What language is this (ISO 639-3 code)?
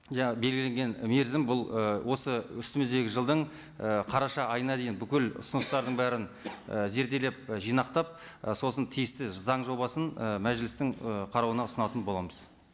kaz